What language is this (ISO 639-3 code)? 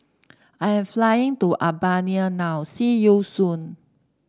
eng